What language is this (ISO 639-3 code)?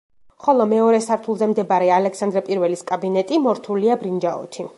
kat